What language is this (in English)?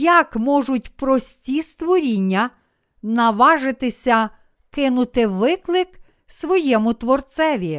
Ukrainian